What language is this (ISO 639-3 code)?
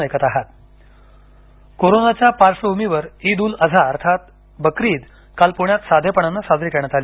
mar